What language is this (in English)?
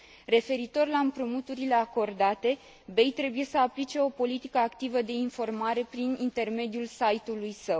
Romanian